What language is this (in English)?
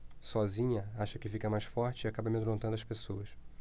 Portuguese